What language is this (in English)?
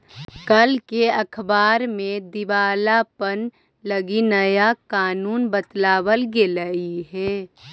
Magahi